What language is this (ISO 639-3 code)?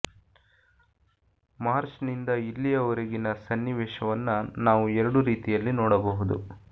kan